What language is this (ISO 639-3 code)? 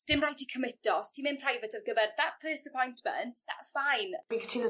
cym